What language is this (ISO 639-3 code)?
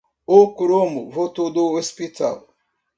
por